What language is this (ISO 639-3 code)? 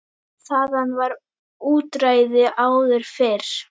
isl